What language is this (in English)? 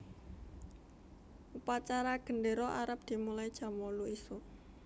Javanese